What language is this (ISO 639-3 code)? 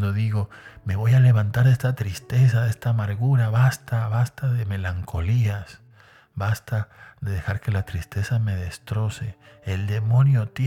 spa